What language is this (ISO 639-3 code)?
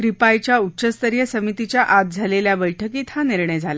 mar